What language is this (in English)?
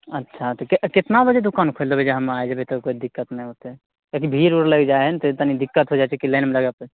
Maithili